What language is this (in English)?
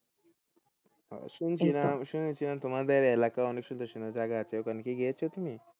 Bangla